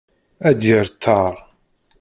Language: Kabyle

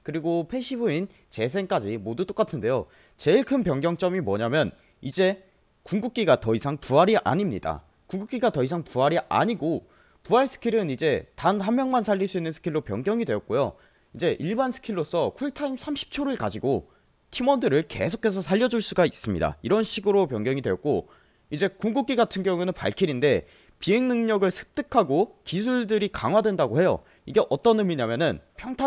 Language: Korean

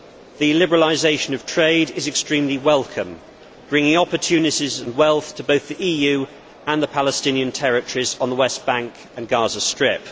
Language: English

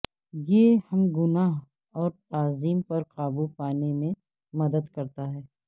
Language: Urdu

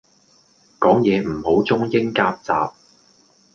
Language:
Cantonese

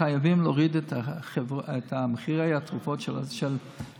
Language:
Hebrew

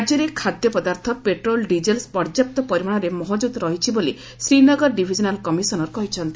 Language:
Odia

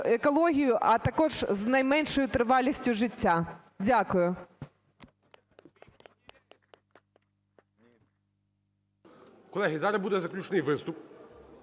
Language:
Ukrainian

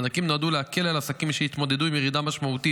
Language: Hebrew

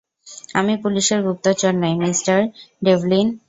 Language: Bangla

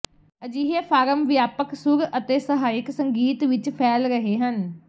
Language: Punjabi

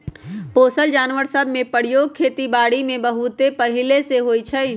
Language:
Magahi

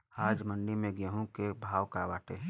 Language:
Bhojpuri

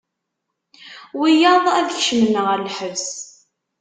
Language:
Kabyle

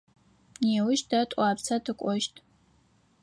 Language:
Adyghe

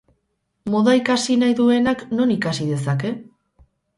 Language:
Basque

